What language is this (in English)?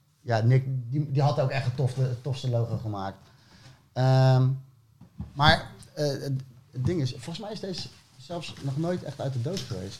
Dutch